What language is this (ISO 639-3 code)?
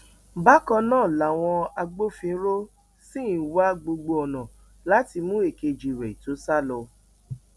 yor